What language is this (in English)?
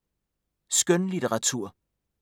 Danish